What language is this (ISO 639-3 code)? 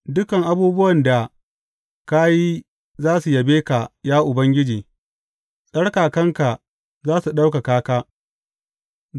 hau